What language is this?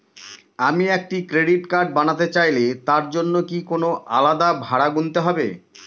Bangla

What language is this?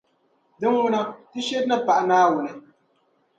Dagbani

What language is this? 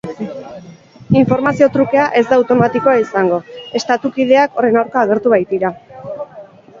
Basque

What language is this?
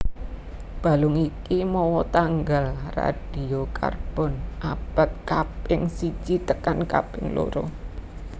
Javanese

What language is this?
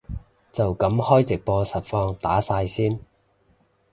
Cantonese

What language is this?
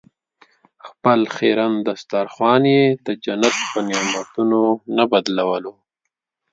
Pashto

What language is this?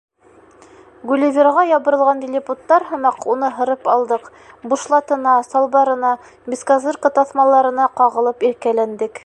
Bashkir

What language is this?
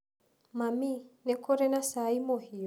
Kikuyu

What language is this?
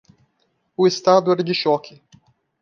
Portuguese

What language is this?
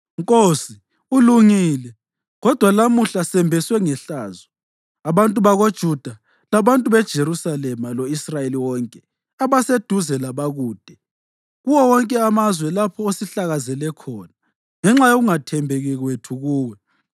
North Ndebele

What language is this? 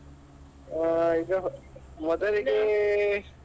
Kannada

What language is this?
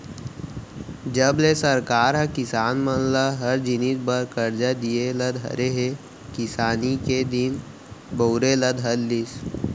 Chhattisgarhi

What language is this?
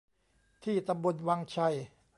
Thai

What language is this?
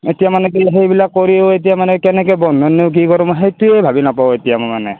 Assamese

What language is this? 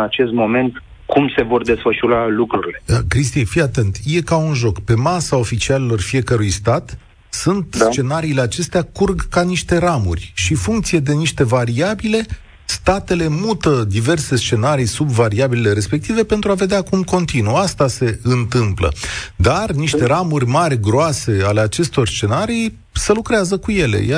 Romanian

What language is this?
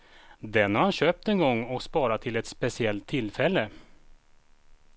Swedish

